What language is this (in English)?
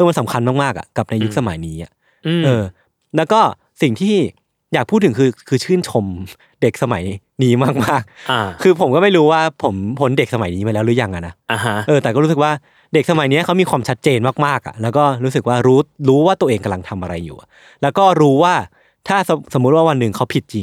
Thai